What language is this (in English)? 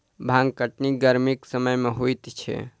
Maithili